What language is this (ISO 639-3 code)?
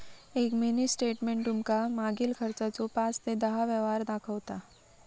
mar